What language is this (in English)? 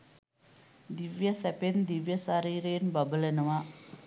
Sinhala